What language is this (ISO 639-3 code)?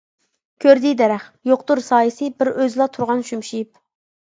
uig